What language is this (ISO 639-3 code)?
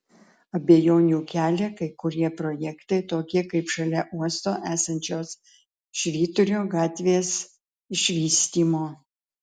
lit